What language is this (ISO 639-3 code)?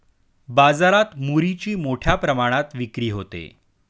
mar